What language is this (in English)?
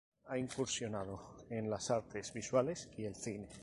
Spanish